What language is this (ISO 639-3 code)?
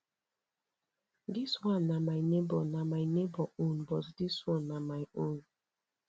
pcm